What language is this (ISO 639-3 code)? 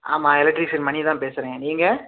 tam